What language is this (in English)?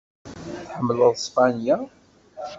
Kabyle